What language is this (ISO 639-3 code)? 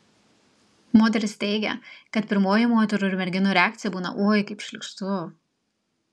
lit